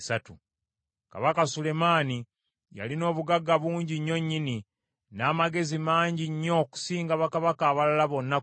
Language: Ganda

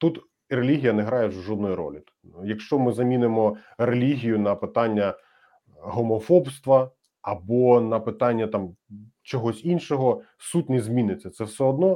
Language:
Ukrainian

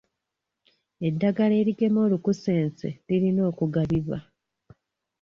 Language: Ganda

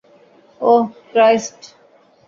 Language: Bangla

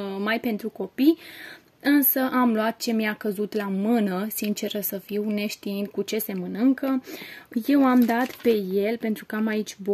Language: Romanian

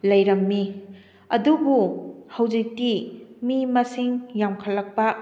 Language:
Manipuri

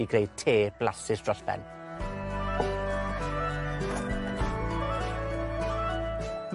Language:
Welsh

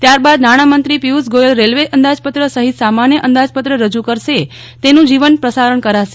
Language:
Gujarati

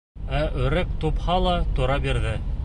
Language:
Bashkir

